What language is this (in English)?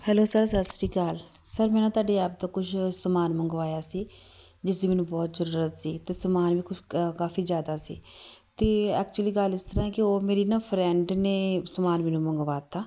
Punjabi